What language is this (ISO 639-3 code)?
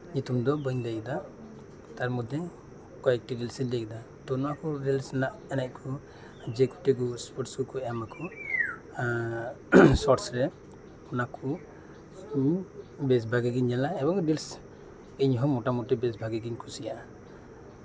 sat